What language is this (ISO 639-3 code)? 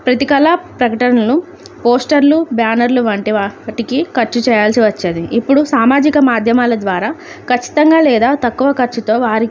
tel